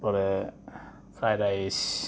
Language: Santali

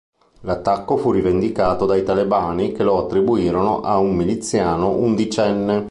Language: Italian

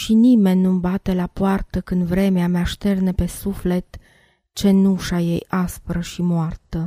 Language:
Romanian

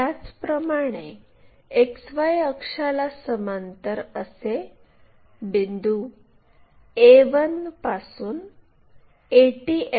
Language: Marathi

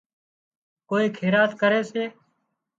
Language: Wadiyara Koli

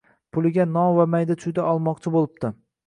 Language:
Uzbek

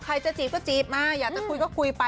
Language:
Thai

